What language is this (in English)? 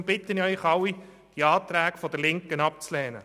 Swiss German